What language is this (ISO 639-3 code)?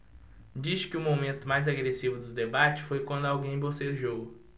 por